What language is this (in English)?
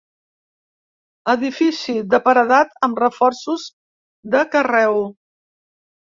Catalan